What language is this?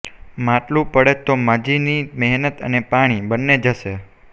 Gujarati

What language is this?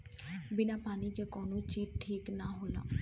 Bhojpuri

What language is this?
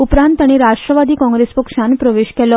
Konkani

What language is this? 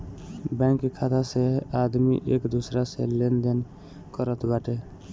Bhojpuri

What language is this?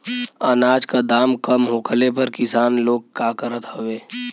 Bhojpuri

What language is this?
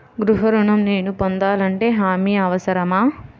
Telugu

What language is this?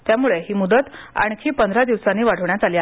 Marathi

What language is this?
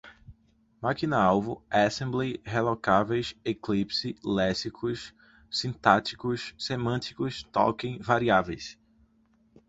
Portuguese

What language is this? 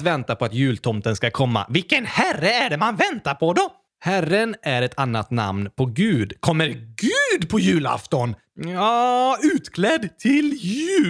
Swedish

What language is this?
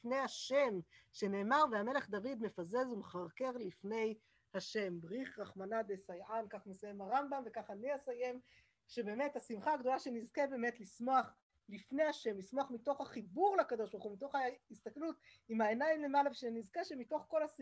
Hebrew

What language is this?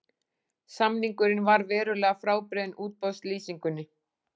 Icelandic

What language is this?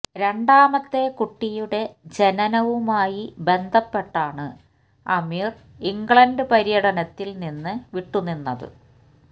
Malayalam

